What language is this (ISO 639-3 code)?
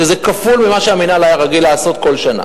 heb